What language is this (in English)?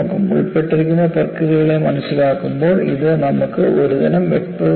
Malayalam